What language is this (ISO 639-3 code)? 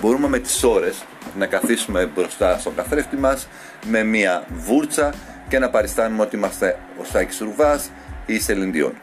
ell